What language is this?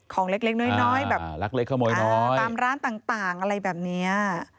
Thai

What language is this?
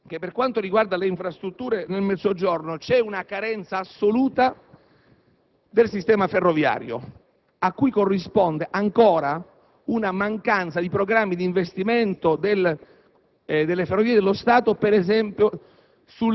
Italian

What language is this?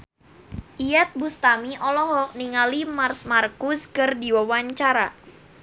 Sundanese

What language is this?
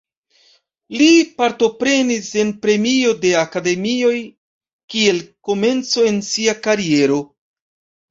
Esperanto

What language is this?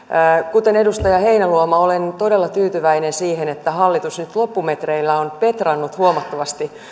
Finnish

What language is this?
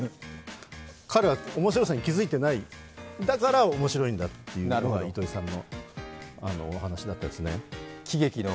Japanese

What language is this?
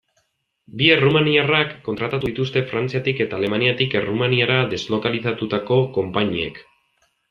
Basque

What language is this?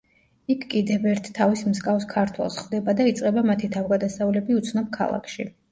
Georgian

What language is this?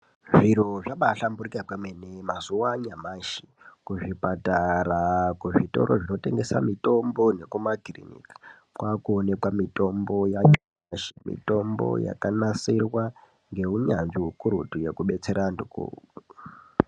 Ndau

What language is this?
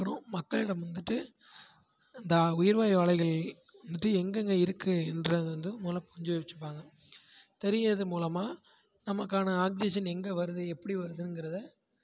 Tamil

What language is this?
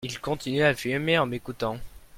French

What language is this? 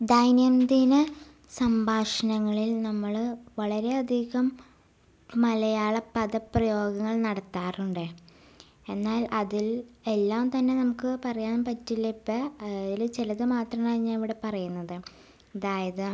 Malayalam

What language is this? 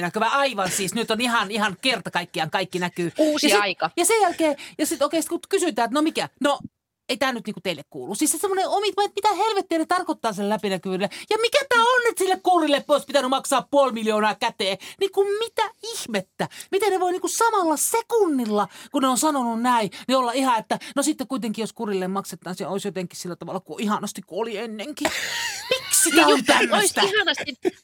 Finnish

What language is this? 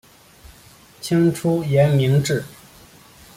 Chinese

